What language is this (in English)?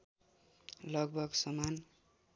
Nepali